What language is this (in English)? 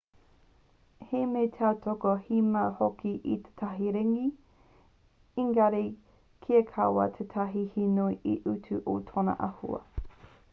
Māori